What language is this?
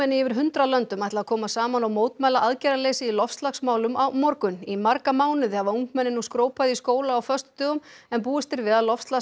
Icelandic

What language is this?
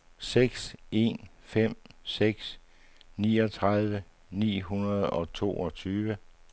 Danish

